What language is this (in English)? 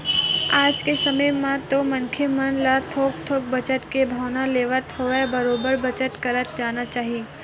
Chhattisgarhi